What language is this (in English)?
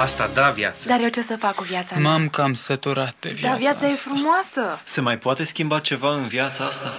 Romanian